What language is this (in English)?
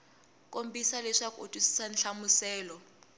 Tsonga